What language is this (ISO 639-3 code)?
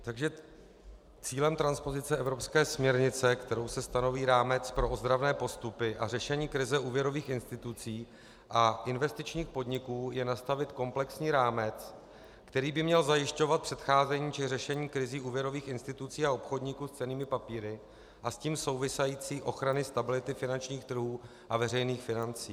ces